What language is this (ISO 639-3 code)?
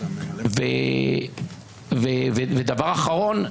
heb